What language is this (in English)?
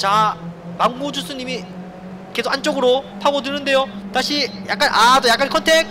Korean